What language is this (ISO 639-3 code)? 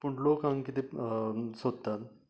kok